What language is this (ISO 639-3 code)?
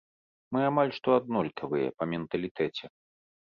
bel